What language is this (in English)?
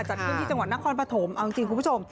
Thai